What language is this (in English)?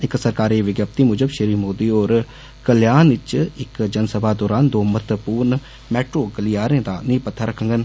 Dogri